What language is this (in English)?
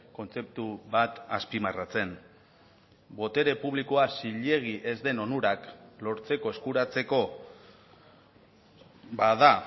Basque